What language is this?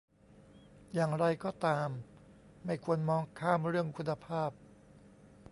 Thai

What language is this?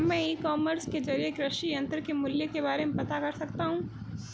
Hindi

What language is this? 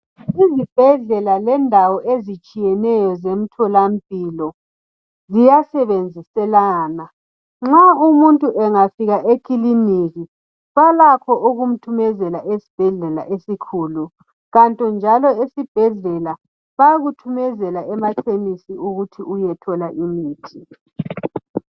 North Ndebele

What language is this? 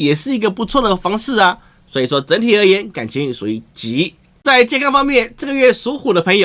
Chinese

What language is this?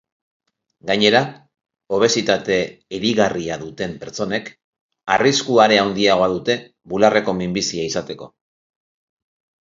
Basque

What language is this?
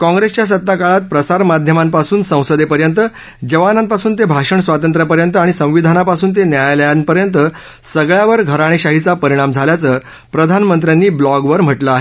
Marathi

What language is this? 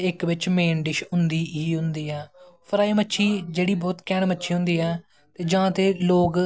Dogri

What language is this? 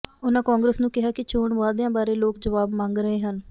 Punjabi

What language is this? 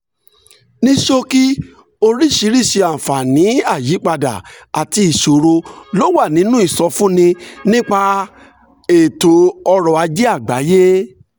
Yoruba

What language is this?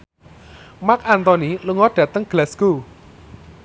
Javanese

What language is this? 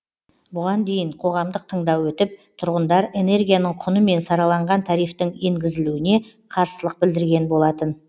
Kazakh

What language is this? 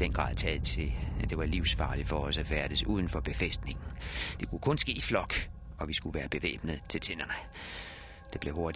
Danish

